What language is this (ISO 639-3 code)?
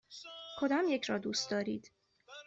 fas